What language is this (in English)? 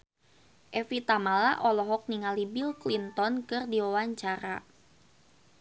Sundanese